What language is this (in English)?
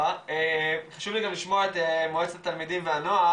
Hebrew